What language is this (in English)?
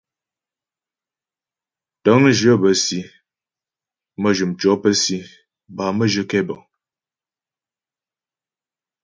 Ghomala